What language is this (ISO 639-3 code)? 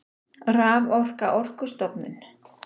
isl